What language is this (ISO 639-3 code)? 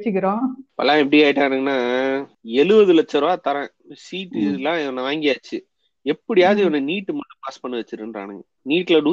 tam